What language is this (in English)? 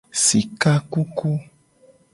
Gen